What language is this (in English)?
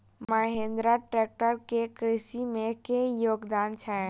Maithili